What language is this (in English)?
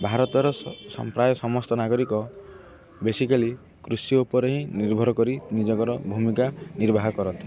Odia